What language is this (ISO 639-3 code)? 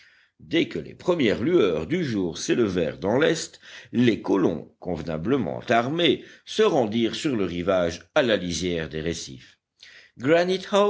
fra